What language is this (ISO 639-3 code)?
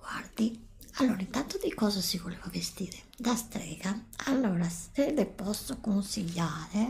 ita